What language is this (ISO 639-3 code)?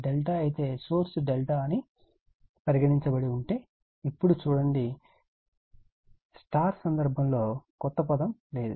tel